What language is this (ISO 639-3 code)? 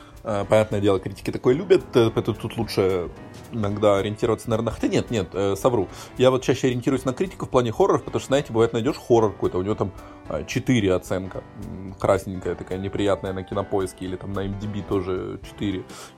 rus